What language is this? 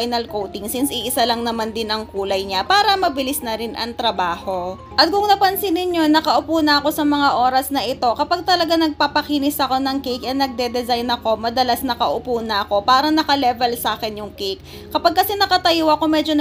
Filipino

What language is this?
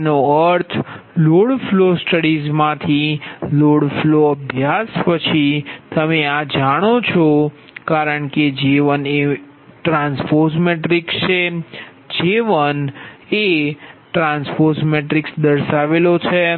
Gujarati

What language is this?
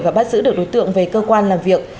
Vietnamese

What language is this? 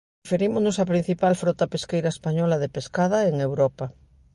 Galician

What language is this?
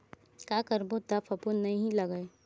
Chhattisgarhi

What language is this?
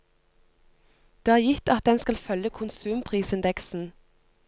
Norwegian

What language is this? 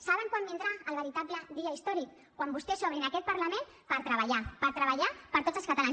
Catalan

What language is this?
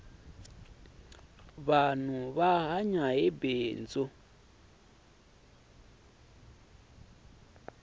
Tsonga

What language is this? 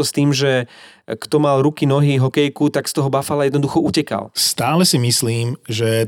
Slovak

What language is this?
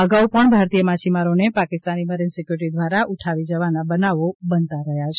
Gujarati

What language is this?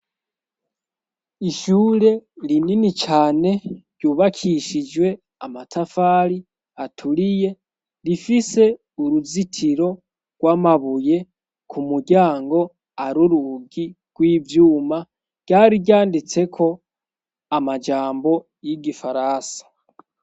Rundi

